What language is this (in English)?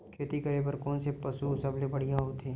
Chhattisgarhi